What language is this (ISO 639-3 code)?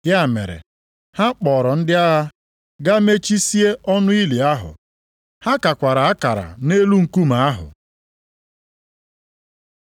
ibo